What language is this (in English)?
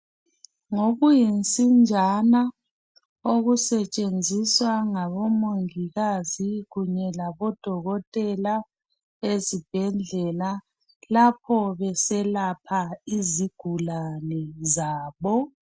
North Ndebele